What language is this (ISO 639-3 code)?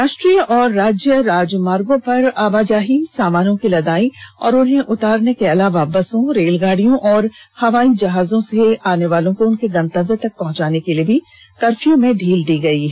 hin